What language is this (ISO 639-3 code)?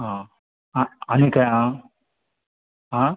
kok